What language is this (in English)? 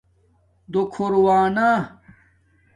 Domaaki